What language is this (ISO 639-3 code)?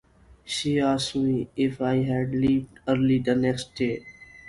eng